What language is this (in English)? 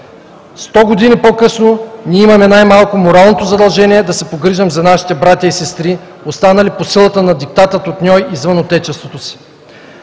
Bulgarian